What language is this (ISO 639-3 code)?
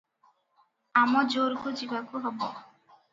ori